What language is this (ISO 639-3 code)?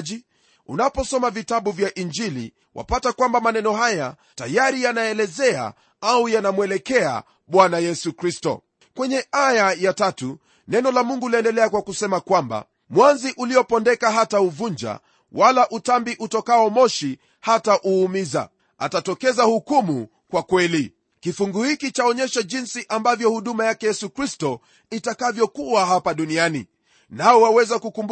swa